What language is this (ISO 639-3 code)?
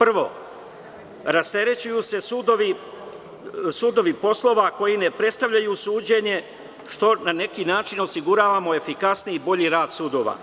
srp